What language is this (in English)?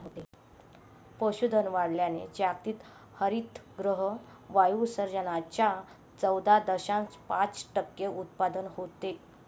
Marathi